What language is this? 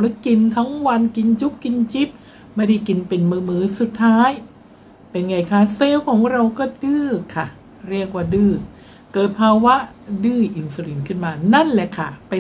Thai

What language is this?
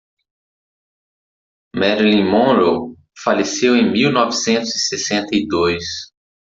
Portuguese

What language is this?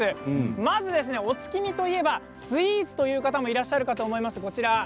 Japanese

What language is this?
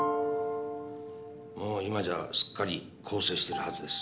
Japanese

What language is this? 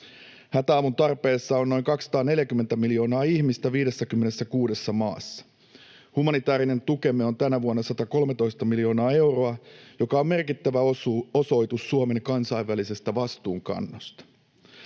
Finnish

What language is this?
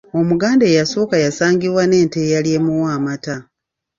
Ganda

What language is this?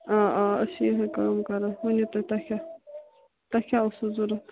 Kashmiri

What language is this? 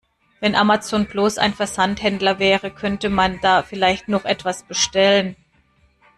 German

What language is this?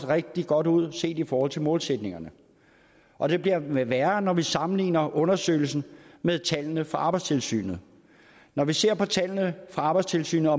Danish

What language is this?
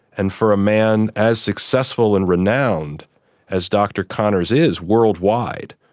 English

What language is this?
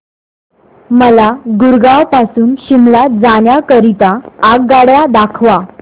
Marathi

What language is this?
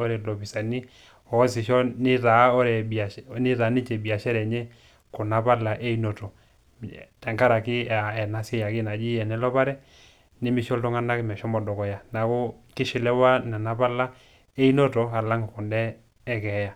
Masai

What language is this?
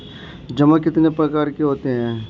Hindi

